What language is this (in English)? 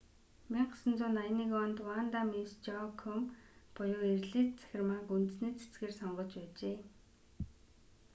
Mongolian